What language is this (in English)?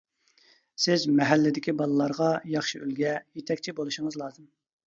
Uyghur